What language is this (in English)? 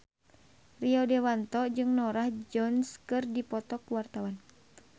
Sundanese